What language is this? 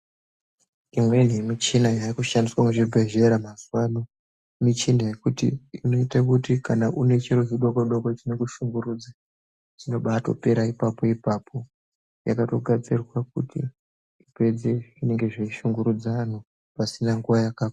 Ndau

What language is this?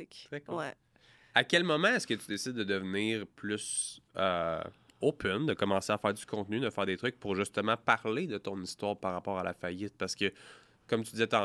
French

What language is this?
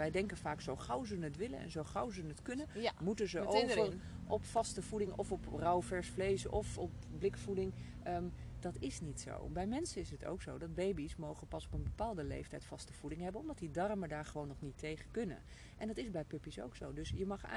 Dutch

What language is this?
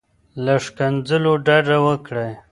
Pashto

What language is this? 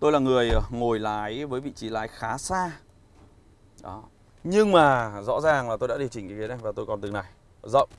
Vietnamese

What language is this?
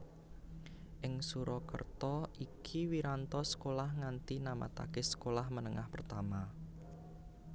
Javanese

